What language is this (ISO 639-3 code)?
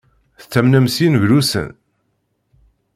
kab